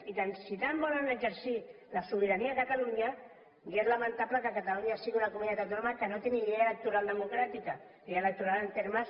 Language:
Catalan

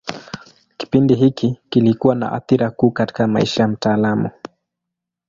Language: Swahili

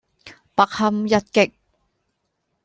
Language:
Cantonese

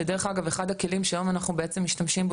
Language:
Hebrew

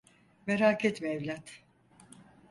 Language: Turkish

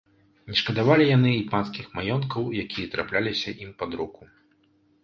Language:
Belarusian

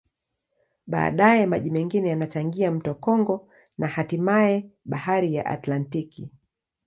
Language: Swahili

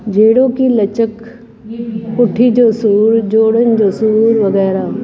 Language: Sindhi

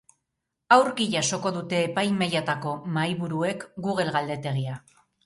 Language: Basque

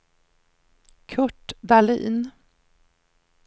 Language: Swedish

